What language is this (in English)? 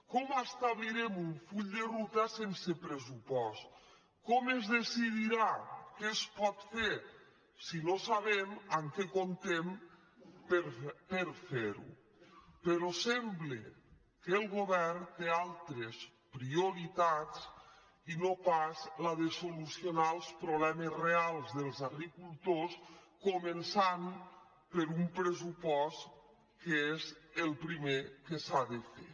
Catalan